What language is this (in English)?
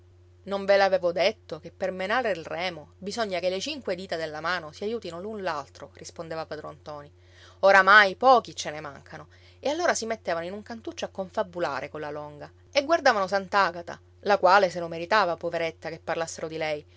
Italian